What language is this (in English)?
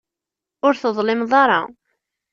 Kabyle